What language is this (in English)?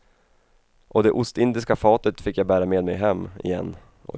Swedish